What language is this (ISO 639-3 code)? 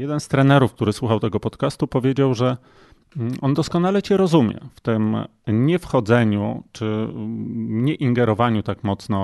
pol